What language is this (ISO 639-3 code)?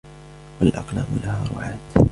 ara